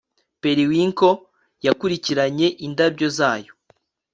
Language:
Kinyarwanda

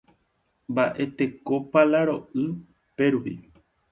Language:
Guarani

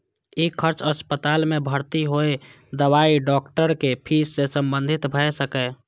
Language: Maithili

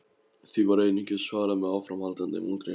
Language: Icelandic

